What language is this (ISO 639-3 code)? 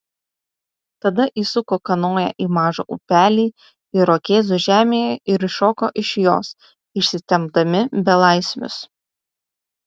lit